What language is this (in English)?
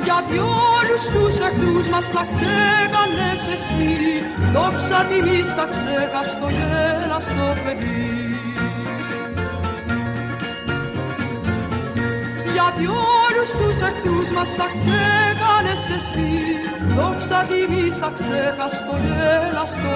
Greek